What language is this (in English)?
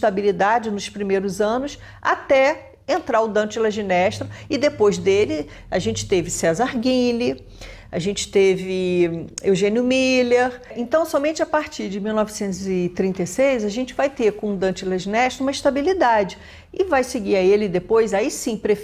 Portuguese